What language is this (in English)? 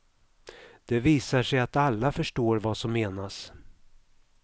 Swedish